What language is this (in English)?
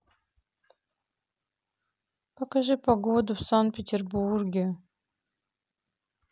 Russian